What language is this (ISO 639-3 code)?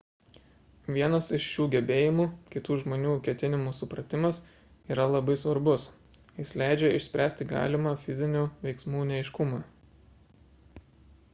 lit